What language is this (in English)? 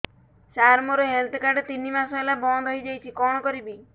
Odia